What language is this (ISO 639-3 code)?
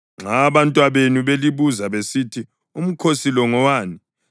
nde